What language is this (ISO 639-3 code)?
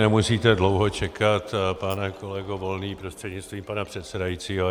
ces